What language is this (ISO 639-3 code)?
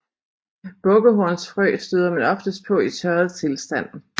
dan